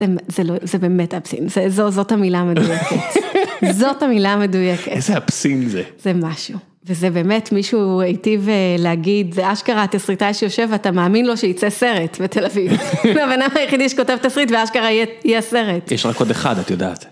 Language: Hebrew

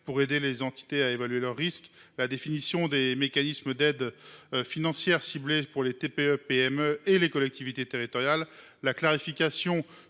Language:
French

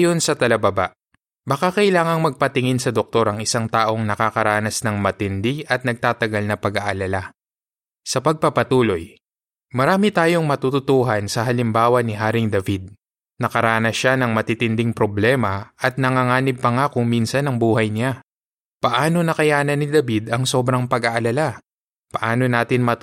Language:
Filipino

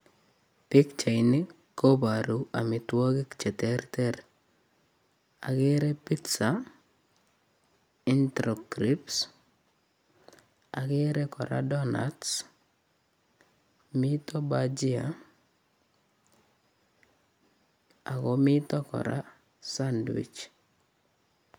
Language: Kalenjin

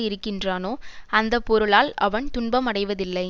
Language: Tamil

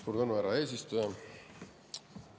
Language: Estonian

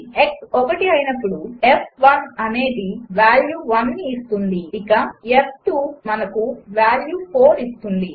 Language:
Telugu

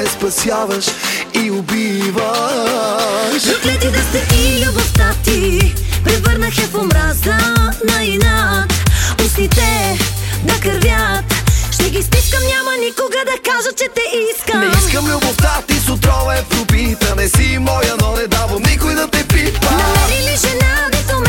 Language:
Bulgarian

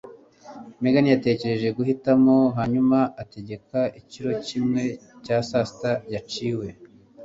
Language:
Kinyarwanda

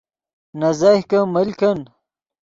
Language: Yidgha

